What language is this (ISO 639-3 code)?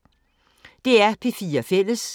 dan